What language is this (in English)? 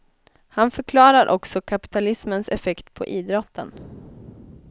Swedish